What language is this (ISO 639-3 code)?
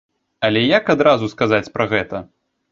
bel